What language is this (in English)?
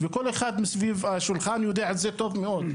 Hebrew